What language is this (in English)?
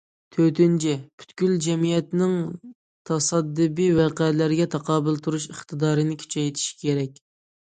Uyghur